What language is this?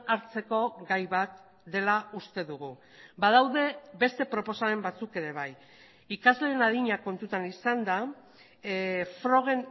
Basque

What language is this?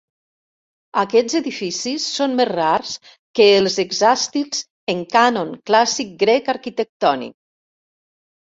Catalan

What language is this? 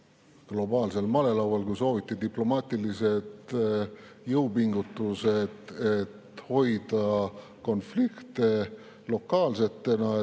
Estonian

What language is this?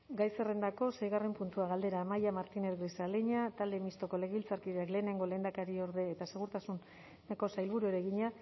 Basque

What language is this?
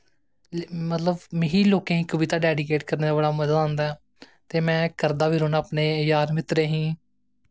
Dogri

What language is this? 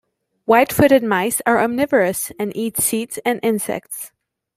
English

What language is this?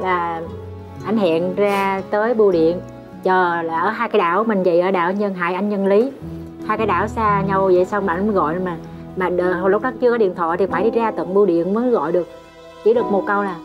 Vietnamese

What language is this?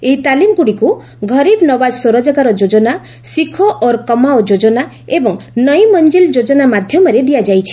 Odia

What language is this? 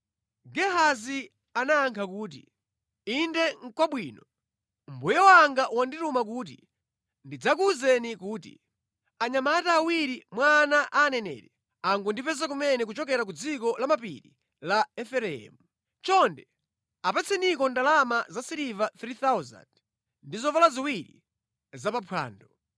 Nyanja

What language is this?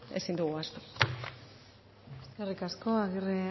Basque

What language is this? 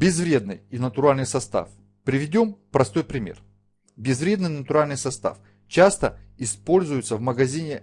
Russian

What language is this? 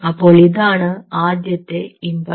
Malayalam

